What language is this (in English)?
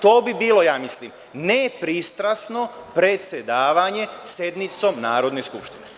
Serbian